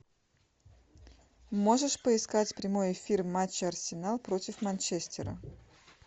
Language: Russian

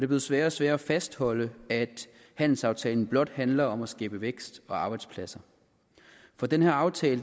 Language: Danish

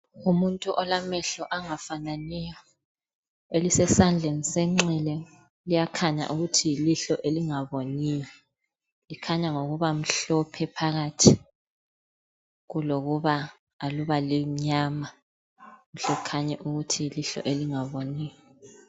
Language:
North Ndebele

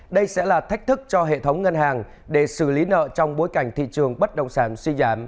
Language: Vietnamese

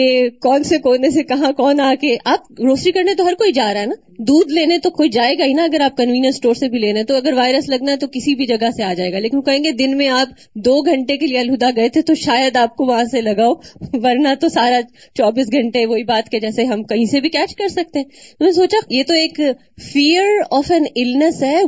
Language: Urdu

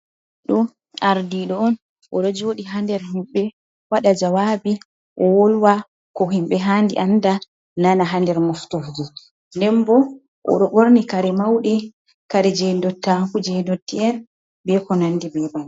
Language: Fula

